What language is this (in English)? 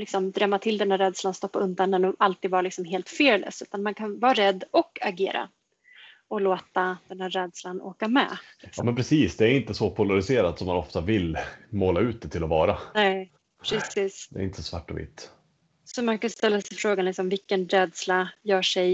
Swedish